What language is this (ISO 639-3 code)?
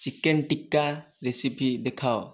ori